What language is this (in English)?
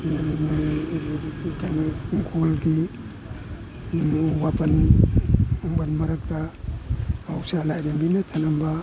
Manipuri